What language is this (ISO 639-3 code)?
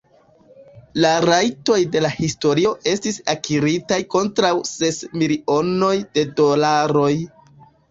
epo